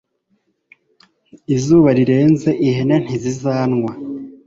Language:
Kinyarwanda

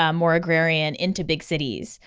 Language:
English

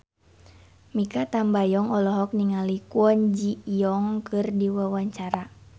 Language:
Sundanese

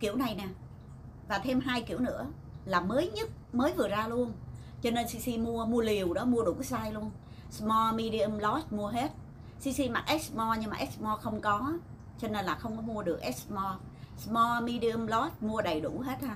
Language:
Vietnamese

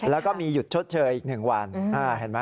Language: Thai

